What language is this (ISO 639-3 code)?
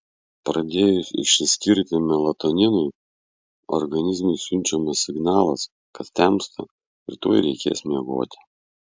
lit